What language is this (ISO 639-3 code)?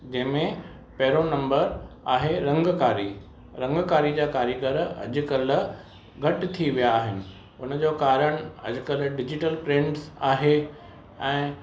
snd